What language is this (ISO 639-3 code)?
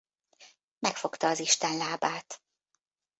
hun